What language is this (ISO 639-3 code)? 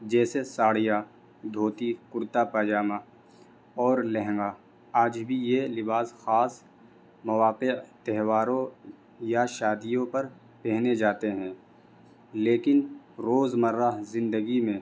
urd